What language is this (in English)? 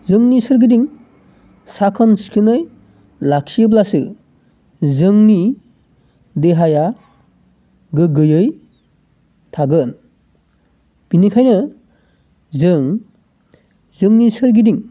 Bodo